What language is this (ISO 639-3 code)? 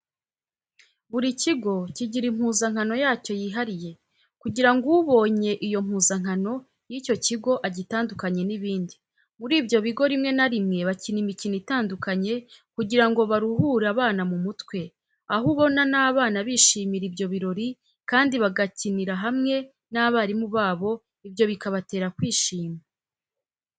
kin